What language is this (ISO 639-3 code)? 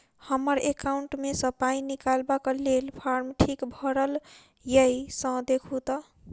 mai